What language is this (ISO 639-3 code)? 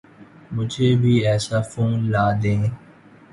urd